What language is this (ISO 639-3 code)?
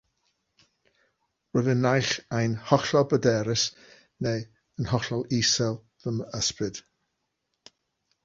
cym